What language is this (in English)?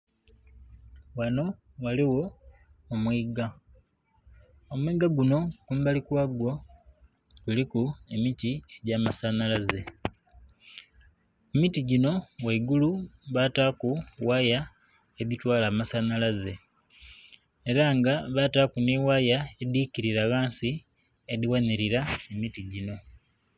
Soga